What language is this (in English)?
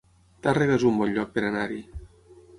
Catalan